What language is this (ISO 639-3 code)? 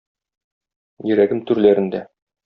tat